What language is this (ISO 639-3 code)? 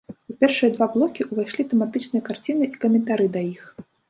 bel